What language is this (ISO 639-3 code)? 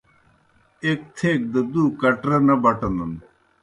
plk